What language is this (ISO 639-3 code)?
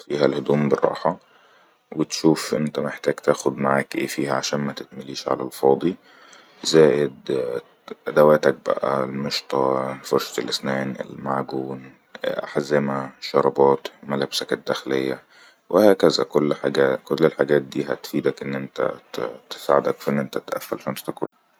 arz